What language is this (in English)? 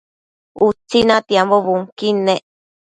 Matsés